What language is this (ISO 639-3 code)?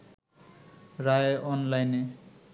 ben